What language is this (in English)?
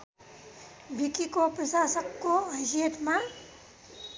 Nepali